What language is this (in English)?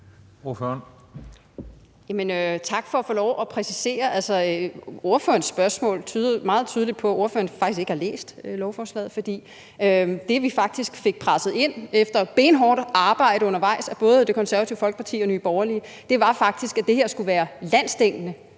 Danish